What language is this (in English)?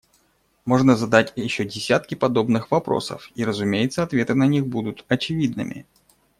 Russian